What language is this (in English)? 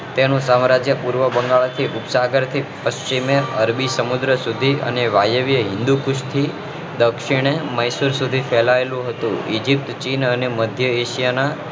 Gujarati